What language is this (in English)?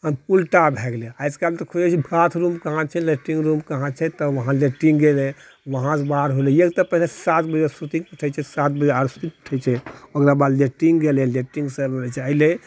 Maithili